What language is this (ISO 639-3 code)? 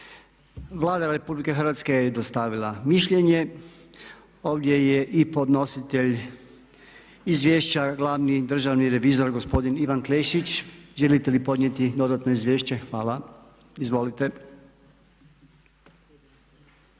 hrv